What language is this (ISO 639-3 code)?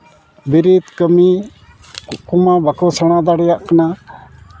sat